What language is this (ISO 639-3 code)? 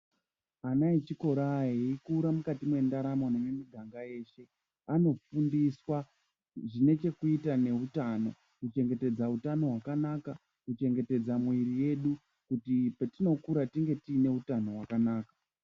ndc